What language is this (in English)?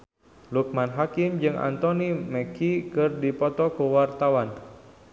Sundanese